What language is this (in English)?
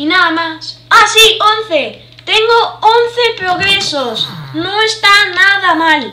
Spanish